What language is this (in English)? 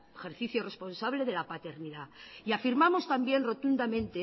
Spanish